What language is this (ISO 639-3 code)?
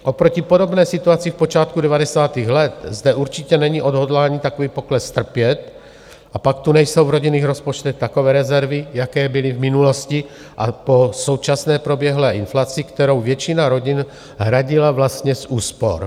ces